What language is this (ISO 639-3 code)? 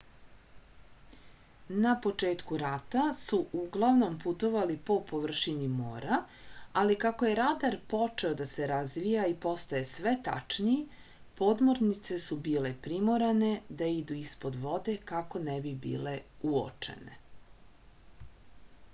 srp